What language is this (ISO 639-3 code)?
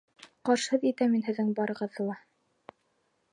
bak